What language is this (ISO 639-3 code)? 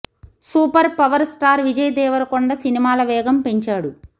tel